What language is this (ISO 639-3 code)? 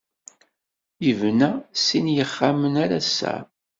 kab